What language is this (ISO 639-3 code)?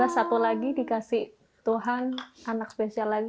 ind